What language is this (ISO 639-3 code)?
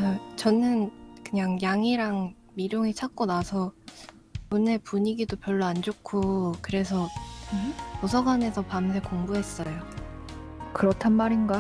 kor